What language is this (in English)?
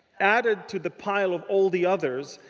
English